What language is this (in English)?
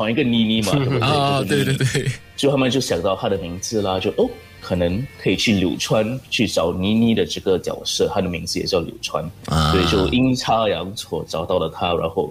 Chinese